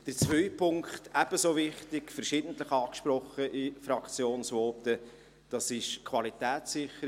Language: Swiss German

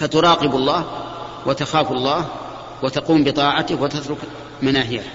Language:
Arabic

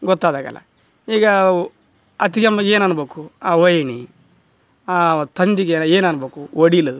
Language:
Kannada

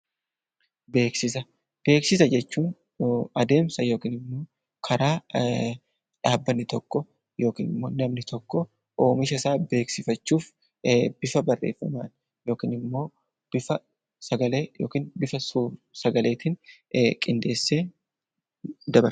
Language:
Oromo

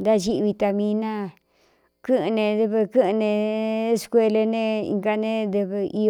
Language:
Cuyamecalco Mixtec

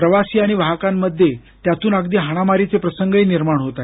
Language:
Marathi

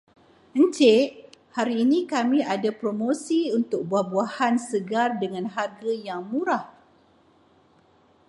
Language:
Malay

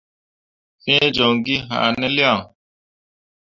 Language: Mundang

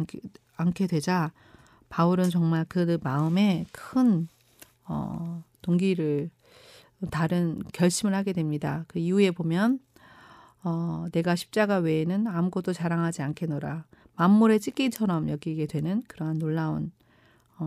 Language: Korean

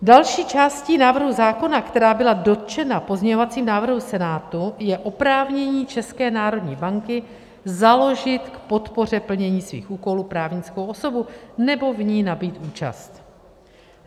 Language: Czech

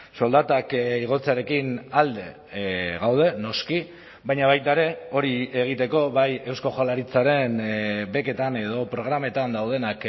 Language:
Basque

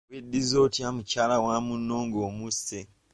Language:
Ganda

